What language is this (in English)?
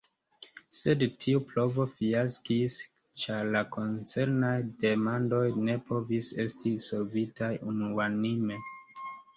Esperanto